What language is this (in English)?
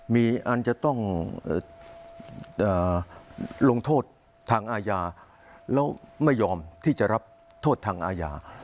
Thai